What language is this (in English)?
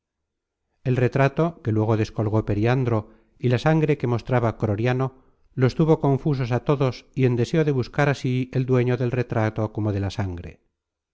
Spanish